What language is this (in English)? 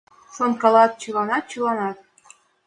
Mari